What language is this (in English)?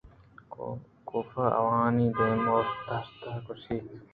Eastern Balochi